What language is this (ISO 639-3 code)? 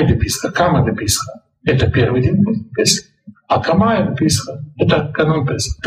rus